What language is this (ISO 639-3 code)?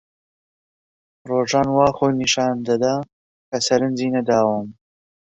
ckb